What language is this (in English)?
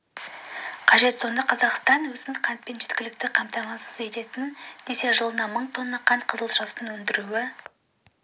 Kazakh